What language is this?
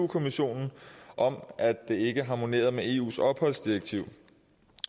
Danish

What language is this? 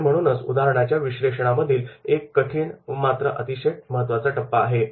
Marathi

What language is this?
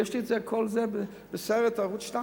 Hebrew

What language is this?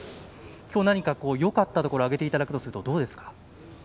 Japanese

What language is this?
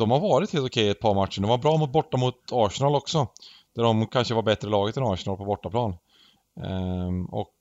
Swedish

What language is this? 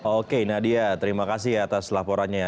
Indonesian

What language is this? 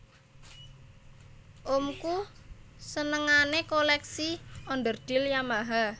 Javanese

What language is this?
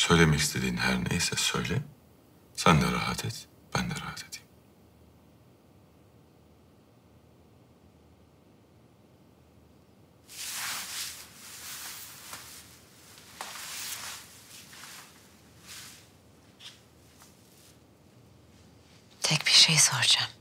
Turkish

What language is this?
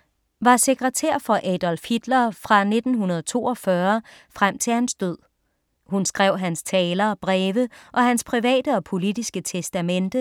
Danish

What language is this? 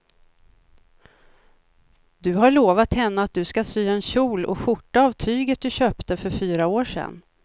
Swedish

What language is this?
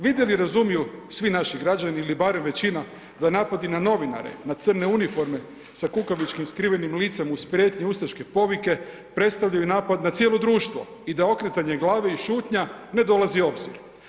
Croatian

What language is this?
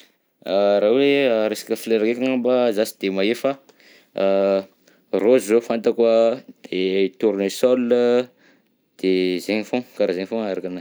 Southern Betsimisaraka Malagasy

